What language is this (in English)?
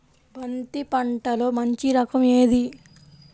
Telugu